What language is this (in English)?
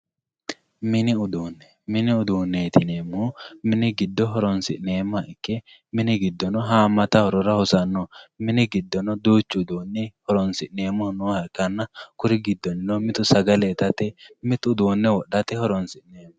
Sidamo